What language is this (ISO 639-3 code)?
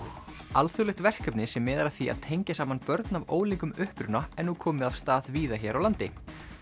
isl